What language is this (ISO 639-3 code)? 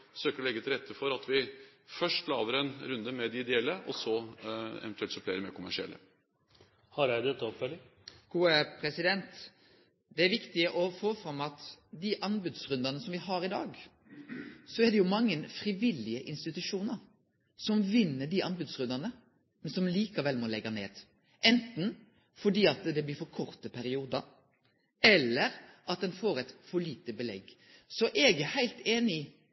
nor